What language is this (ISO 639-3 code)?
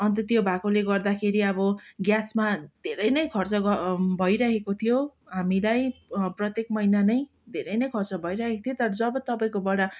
nep